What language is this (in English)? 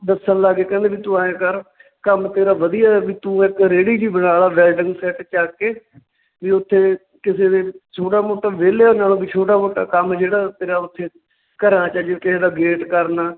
Punjabi